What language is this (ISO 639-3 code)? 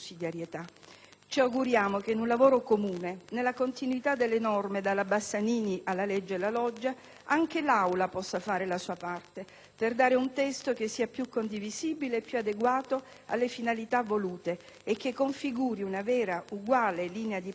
ita